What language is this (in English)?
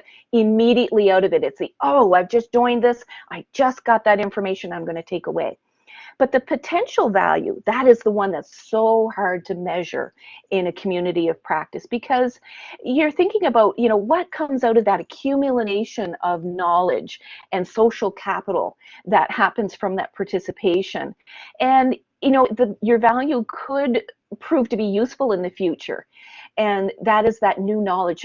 English